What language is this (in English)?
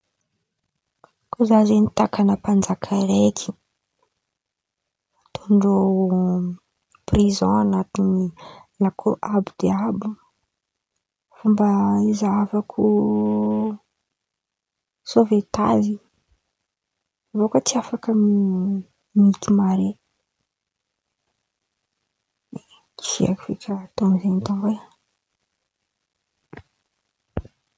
Antankarana Malagasy